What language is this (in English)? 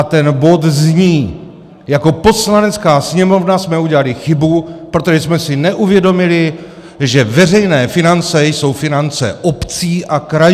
Czech